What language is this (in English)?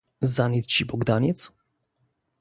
Polish